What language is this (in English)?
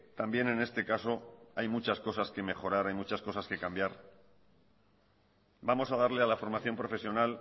Spanish